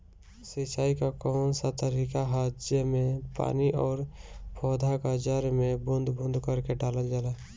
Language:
Bhojpuri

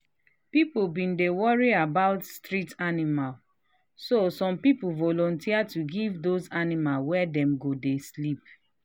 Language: Nigerian Pidgin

